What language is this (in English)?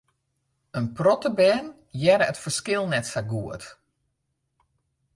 Western Frisian